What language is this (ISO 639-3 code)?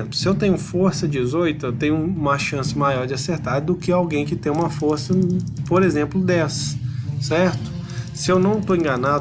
por